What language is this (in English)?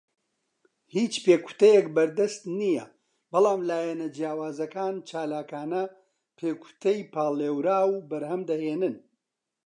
Central Kurdish